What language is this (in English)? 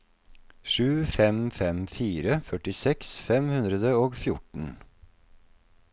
Norwegian